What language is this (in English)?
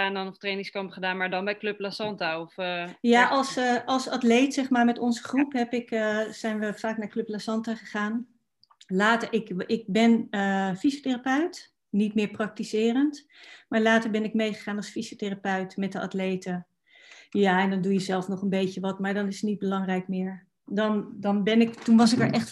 Dutch